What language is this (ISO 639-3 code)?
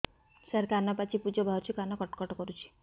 ori